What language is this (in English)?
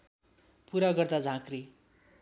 Nepali